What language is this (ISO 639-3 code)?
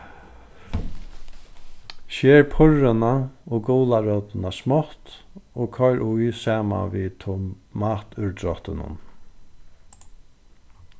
fao